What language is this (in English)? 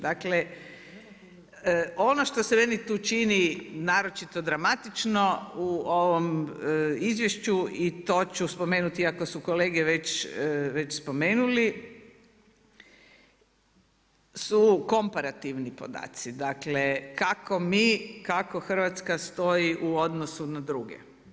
Croatian